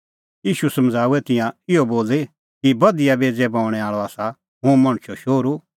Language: Kullu Pahari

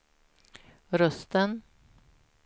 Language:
Swedish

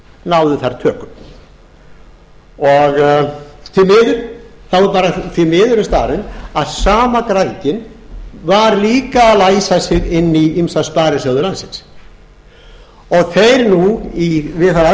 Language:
Icelandic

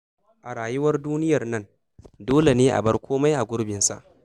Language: Hausa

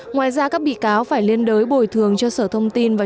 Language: Vietnamese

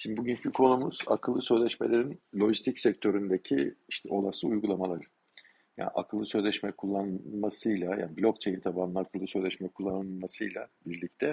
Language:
Turkish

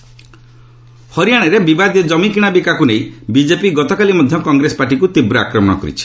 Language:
Odia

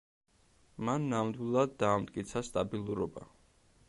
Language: Georgian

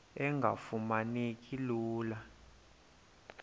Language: Xhosa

